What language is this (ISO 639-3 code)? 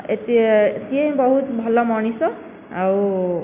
ori